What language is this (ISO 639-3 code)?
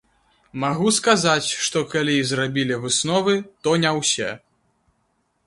bel